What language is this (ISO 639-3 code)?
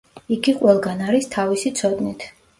kat